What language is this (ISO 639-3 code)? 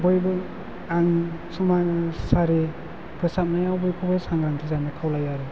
brx